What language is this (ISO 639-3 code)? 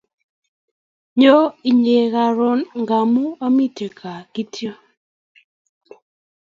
kln